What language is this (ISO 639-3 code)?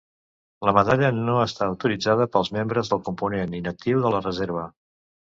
cat